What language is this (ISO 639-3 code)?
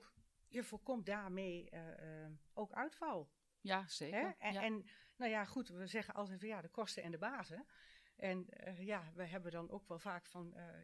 nld